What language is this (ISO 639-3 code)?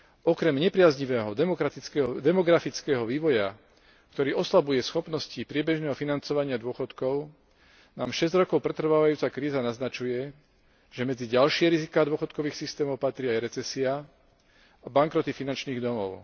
slk